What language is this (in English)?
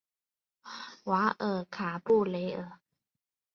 Chinese